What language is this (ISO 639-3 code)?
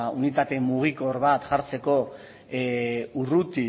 eus